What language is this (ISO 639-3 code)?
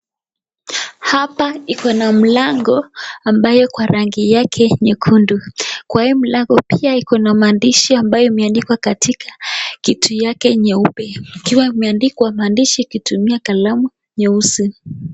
swa